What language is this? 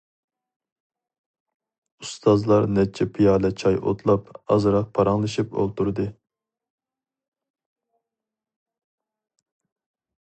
Uyghur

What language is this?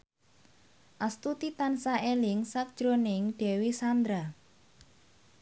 Javanese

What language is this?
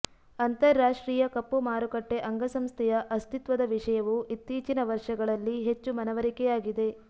Kannada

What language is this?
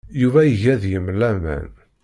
Kabyle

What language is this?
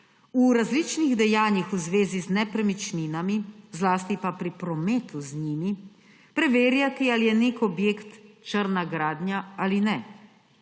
Slovenian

